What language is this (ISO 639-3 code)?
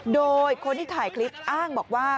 tha